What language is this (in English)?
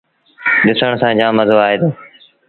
Sindhi Bhil